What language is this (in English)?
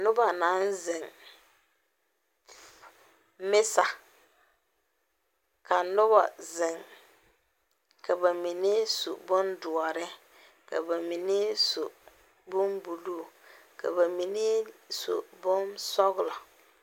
Southern Dagaare